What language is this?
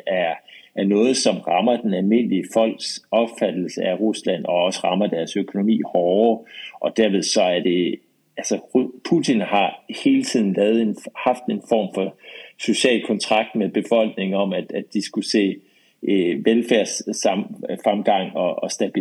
Danish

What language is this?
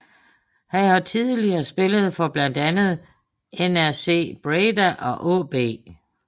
Danish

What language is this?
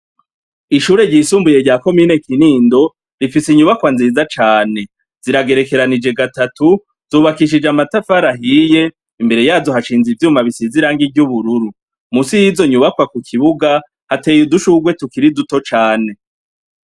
Rundi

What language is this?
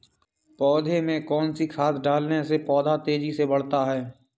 Hindi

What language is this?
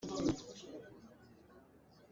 Hakha Chin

